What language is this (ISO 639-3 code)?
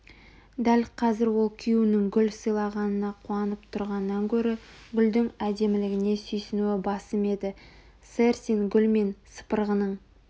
kaz